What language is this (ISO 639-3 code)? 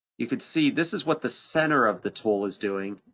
eng